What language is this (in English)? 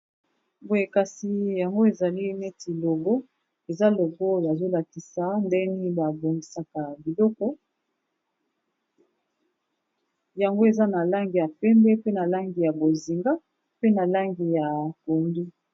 Lingala